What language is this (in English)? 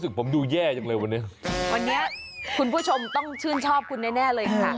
Thai